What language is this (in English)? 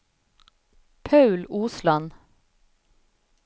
Norwegian